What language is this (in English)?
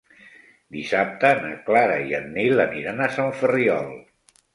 Catalan